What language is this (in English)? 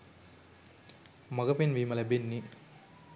Sinhala